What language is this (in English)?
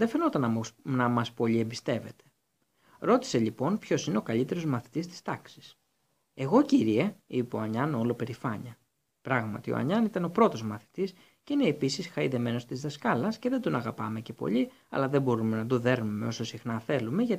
Greek